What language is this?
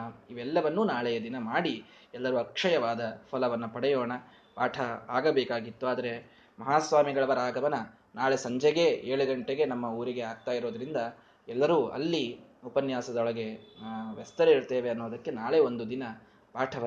Kannada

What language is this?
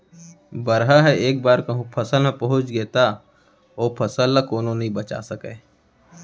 Chhattisgarhi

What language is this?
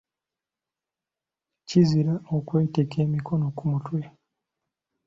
Ganda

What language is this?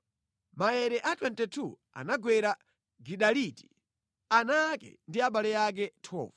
Nyanja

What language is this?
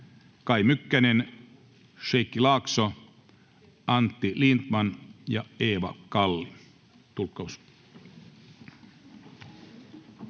Finnish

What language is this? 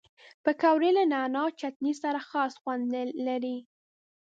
Pashto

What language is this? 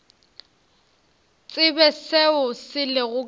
Northern Sotho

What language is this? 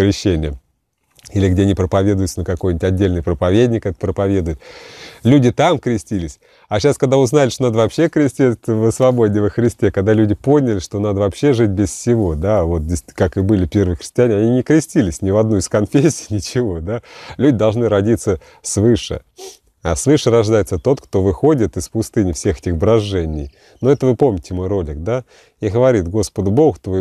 Russian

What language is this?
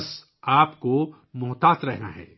Urdu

